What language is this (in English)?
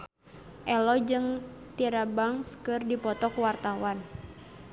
Sundanese